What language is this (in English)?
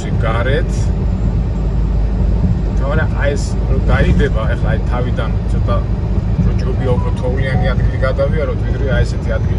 Romanian